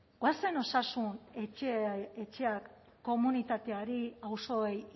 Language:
Basque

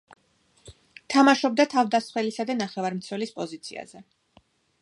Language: Georgian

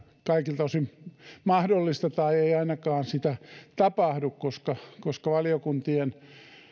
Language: Finnish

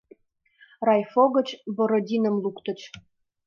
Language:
Mari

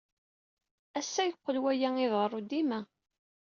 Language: Kabyle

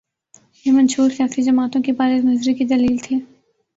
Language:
Urdu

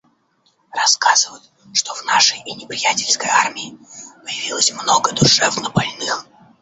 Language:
Russian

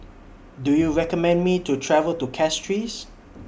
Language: English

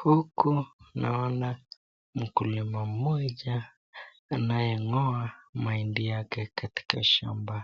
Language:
Swahili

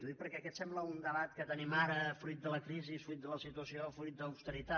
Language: Catalan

